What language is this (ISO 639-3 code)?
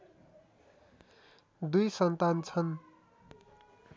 nep